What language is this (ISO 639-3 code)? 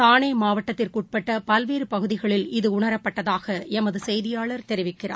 tam